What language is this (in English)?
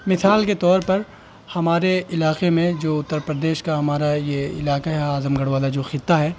Urdu